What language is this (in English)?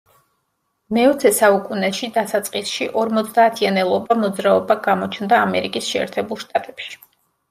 Georgian